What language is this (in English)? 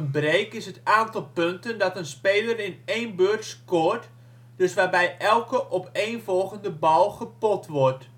Dutch